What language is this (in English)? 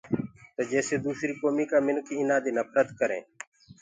Gurgula